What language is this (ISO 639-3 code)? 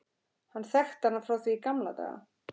isl